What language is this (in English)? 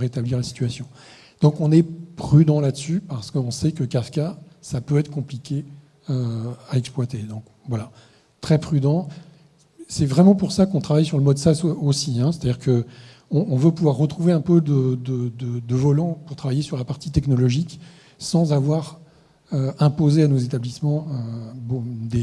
French